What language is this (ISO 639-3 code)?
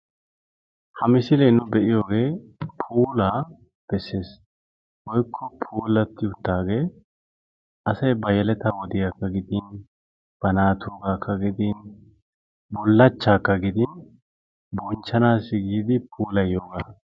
wal